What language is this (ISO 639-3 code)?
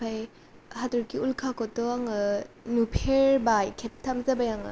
brx